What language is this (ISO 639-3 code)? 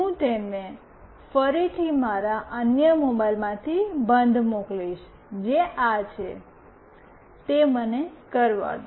guj